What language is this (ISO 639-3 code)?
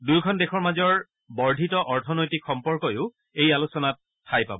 asm